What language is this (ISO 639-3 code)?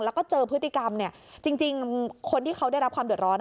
tha